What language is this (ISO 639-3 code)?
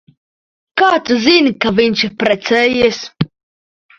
lav